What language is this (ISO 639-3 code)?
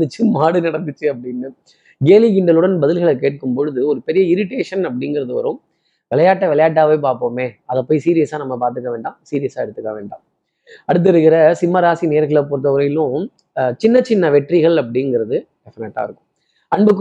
tam